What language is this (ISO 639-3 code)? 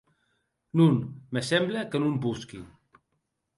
oci